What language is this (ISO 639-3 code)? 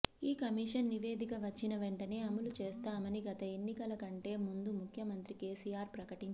tel